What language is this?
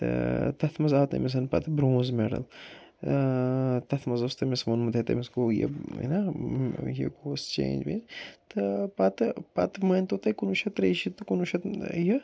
Kashmiri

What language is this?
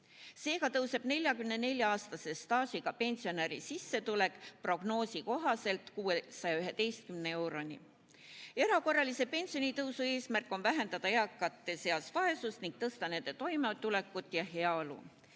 Estonian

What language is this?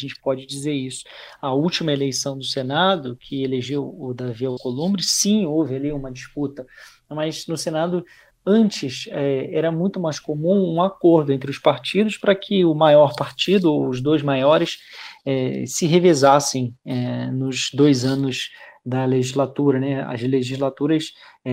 Portuguese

